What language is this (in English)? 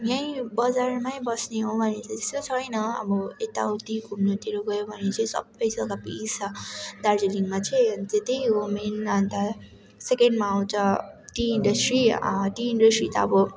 Nepali